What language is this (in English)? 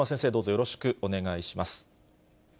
Japanese